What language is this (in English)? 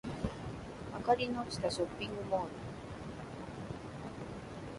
Japanese